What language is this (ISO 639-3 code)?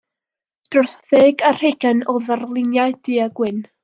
cym